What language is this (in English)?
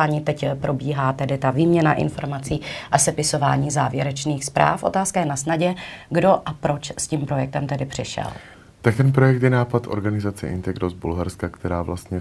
Czech